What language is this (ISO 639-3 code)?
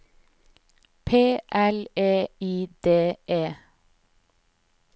nor